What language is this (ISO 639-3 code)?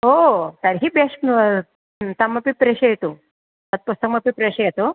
san